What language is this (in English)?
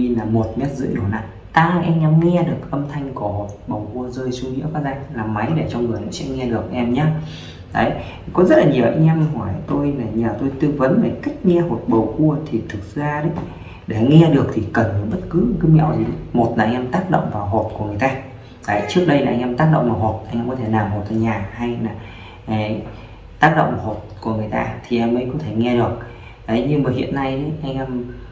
Vietnamese